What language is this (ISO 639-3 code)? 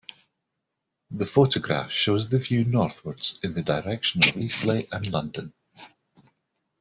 eng